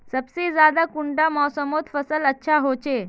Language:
Magahi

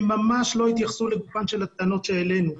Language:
Hebrew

